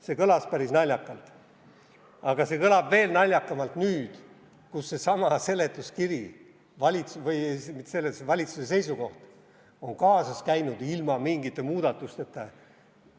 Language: Estonian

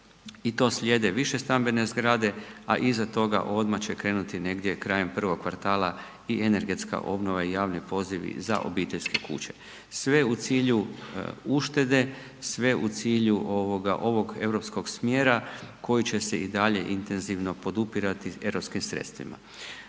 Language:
Croatian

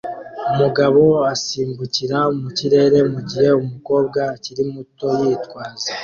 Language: Kinyarwanda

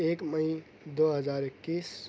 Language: Urdu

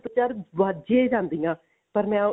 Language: Punjabi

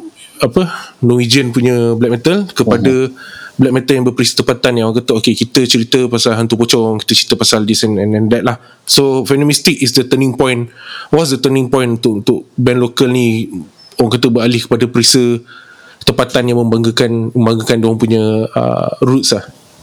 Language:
Malay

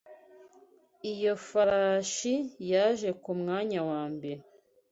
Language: Kinyarwanda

